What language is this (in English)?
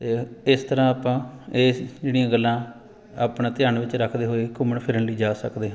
Punjabi